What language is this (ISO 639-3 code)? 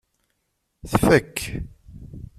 kab